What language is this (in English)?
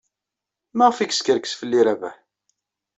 Kabyle